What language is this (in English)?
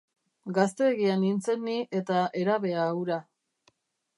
Basque